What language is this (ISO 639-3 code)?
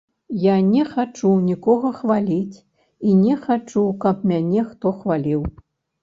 bel